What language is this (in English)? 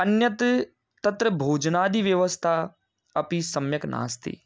Sanskrit